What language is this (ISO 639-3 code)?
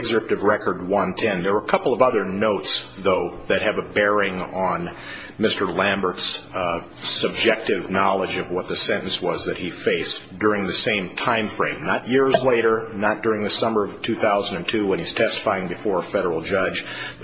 eng